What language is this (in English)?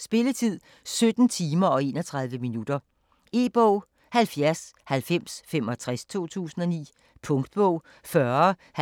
Danish